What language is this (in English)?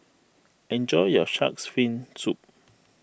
English